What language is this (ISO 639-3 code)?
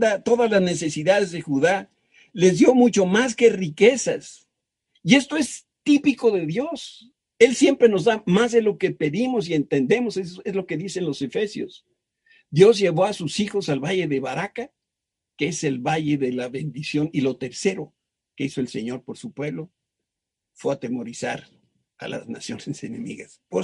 spa